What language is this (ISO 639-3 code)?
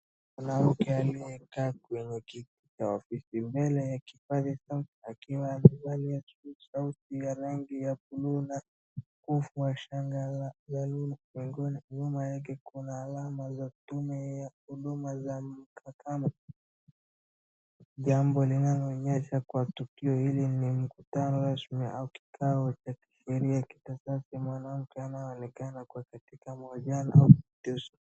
swa